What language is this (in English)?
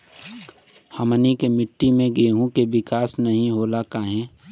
Bhojpuri